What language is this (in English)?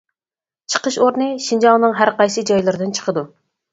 Uyghur